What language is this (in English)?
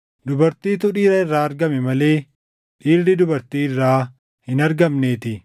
Oromo